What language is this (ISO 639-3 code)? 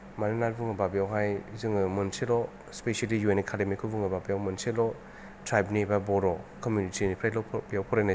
brx